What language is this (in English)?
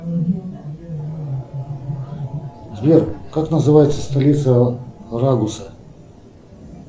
Russian